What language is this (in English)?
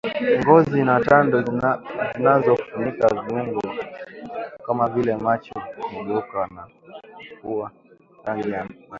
Swahili